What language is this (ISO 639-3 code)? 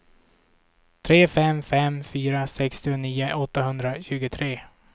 swe